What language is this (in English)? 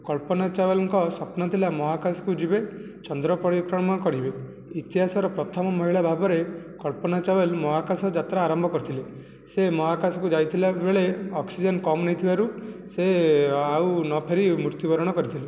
Odia